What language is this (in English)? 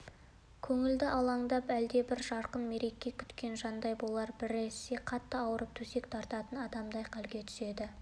Kazakh